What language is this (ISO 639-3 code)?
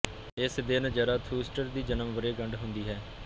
pan